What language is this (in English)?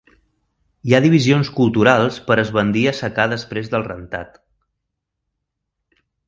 Catalan